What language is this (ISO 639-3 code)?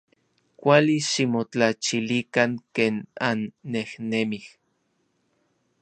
nlv